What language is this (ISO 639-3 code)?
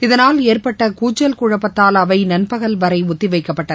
tam